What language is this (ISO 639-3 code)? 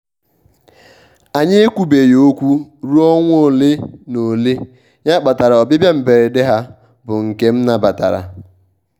ibo